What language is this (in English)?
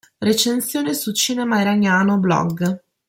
Italian